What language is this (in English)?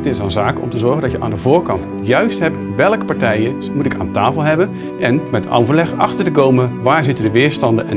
Dutch